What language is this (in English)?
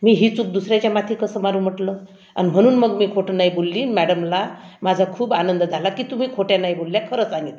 Marathi